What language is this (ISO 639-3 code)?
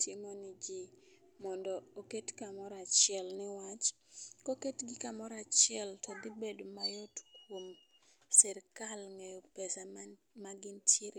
luo